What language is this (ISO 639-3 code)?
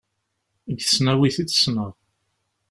kab